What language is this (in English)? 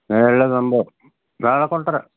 Malayalam